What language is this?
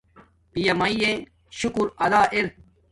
Domaaki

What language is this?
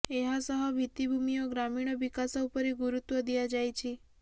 Odia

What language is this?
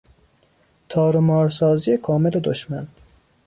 Persian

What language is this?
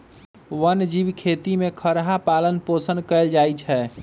Magahi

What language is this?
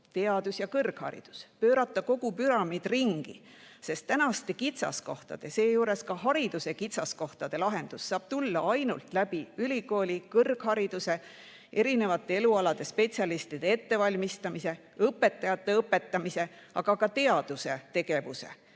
Estonian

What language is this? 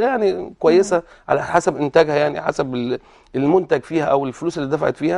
Arabic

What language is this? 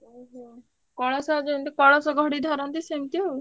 Odia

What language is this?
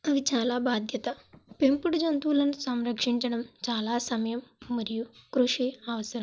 Telugu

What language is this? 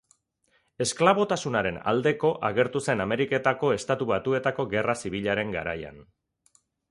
Basque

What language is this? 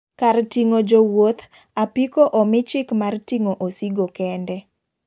Luo (Kenya and Tanzania)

